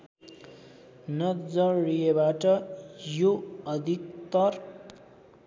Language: Nepali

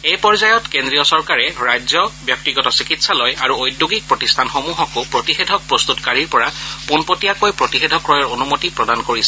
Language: Assamese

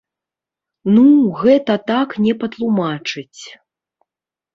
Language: Belarusian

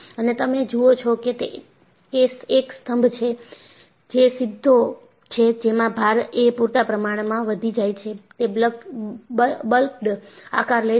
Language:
Gujarati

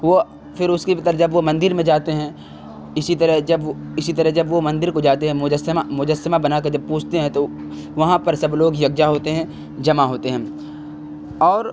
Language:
Urdu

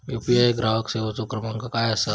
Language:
Marathi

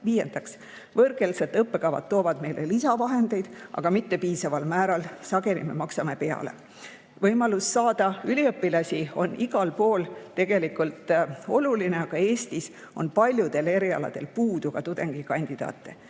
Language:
Estonian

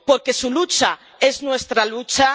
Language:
Spanish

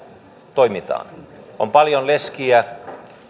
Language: Finnish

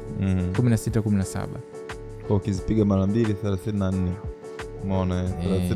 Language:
Swahili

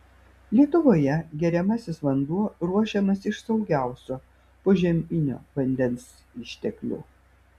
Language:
Lithuanian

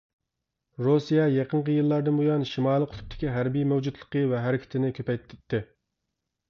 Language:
Uyghur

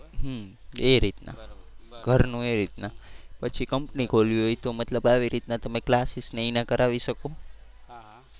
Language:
Gujarati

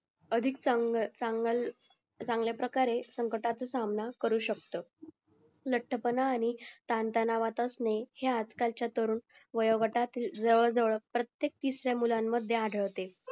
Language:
Marathi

